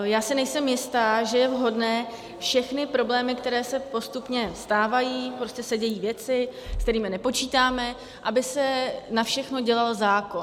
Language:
Czech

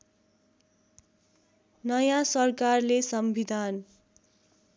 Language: Nepali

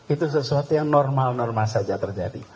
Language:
Indonesian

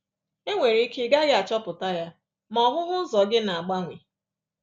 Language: Igbo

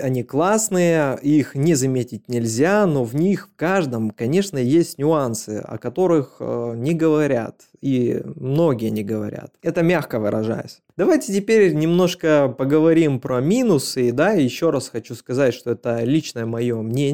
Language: Russian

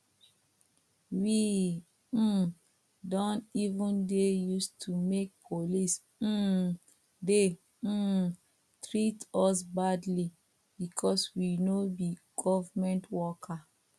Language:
Nigerian Pidgin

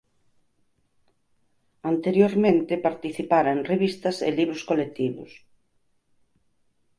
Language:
Galician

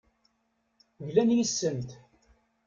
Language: Kabyle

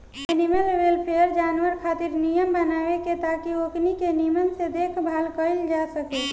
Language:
Bhojpuri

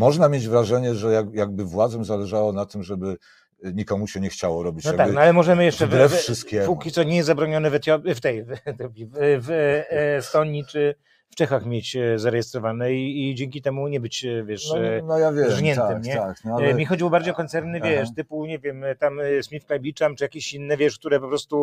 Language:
Polish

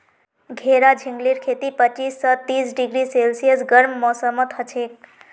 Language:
Magahi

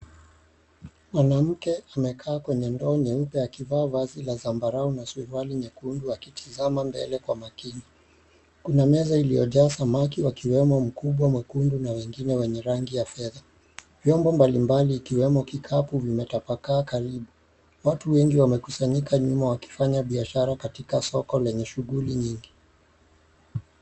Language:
Swahili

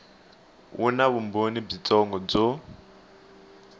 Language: Tsonga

